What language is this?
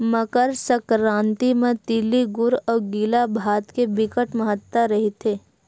Chhattisgarhi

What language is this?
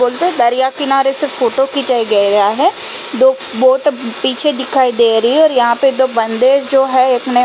Hindi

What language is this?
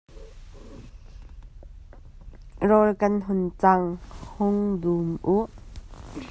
Hakha Chin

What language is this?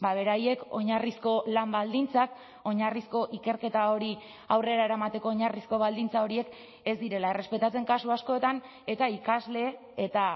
Basque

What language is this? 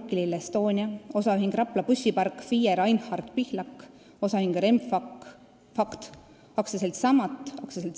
Estonian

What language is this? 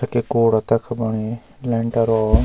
Garhwali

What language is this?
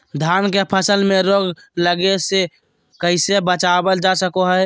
Magahi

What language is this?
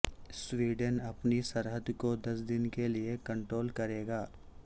Urdu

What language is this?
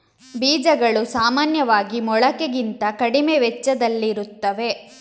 Kannada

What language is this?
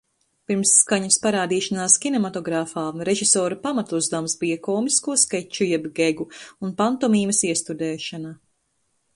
Latvian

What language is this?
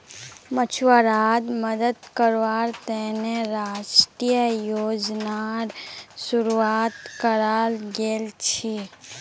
Magahi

